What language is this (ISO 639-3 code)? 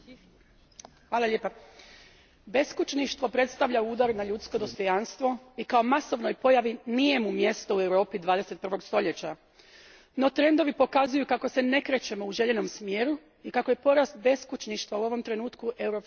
hrv